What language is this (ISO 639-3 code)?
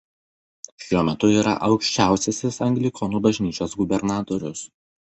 lit